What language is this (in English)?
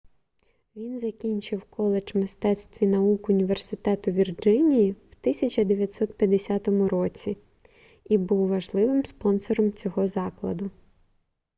Ukrainian